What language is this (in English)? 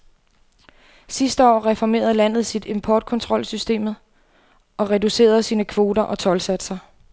Danish